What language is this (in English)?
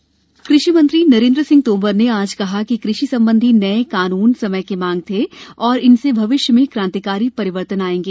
Hindi